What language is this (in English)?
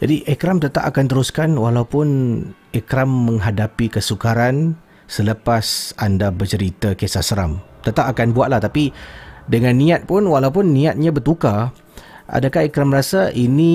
Malay